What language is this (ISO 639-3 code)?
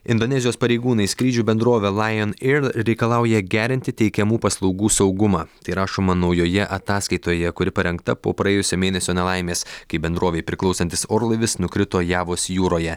lit